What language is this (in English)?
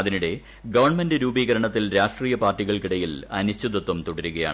Malayalam